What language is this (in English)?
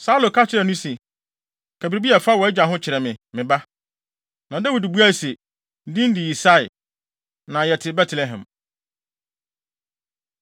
Akan